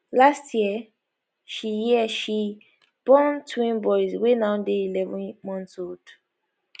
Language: Nigerian Pidgin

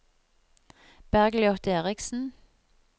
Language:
Norwegian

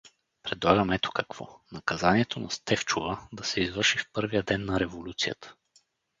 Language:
Bulgarian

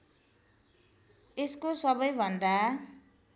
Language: Nepali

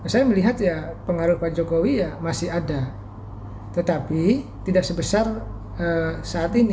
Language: Indonesian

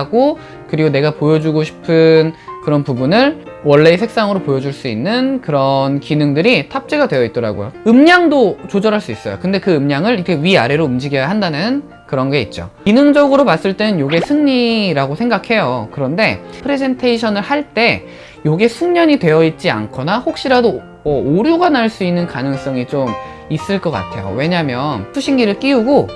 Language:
Korean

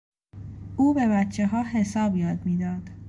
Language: Persian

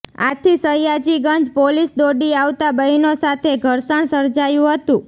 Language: Gujarati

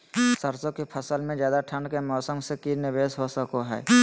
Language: Magahi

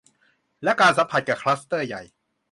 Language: Thai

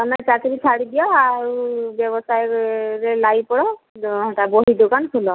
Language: Odia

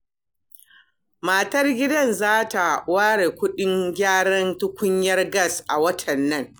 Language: Hausa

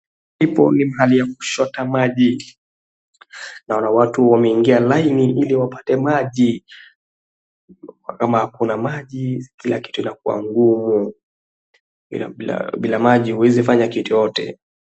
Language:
Swahili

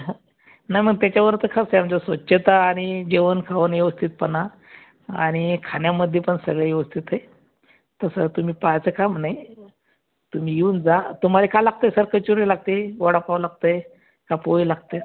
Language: Marathi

